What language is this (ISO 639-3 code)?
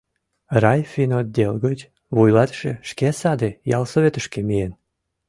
chm